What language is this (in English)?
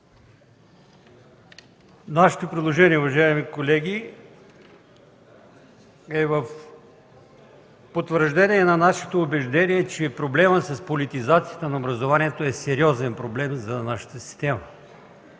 Bulgarian